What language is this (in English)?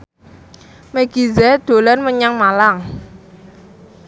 Javanese